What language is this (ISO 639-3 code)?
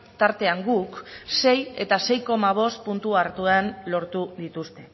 eus